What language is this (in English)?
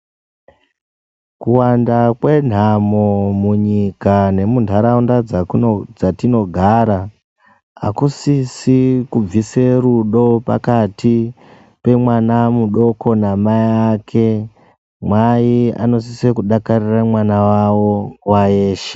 Ndau